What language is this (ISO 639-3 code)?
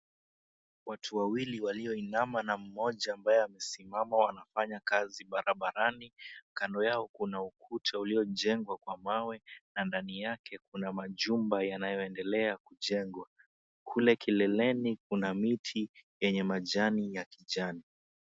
swa